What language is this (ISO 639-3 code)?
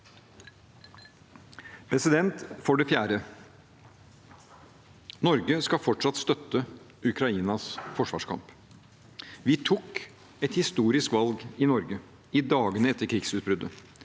nor